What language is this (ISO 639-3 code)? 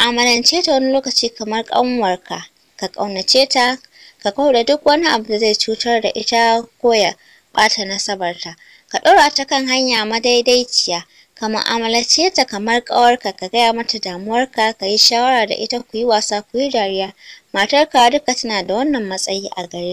kor